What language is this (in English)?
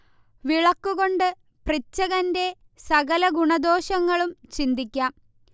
Malayalam